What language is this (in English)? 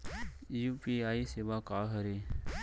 Chhattisgarhi